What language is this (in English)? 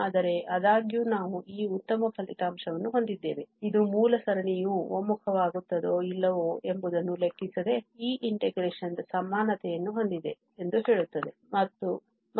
Kannada